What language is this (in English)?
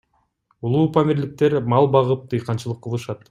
Kyrgyz